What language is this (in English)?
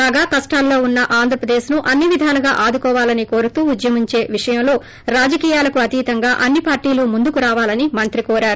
Telugu